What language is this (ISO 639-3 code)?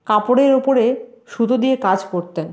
ben